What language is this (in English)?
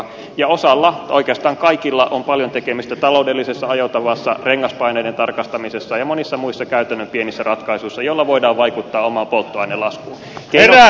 Finnish